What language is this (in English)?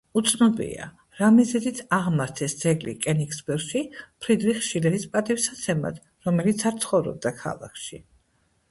Georgian